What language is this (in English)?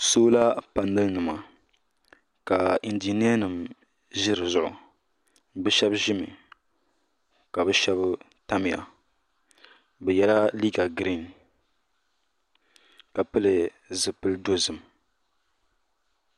Dagbani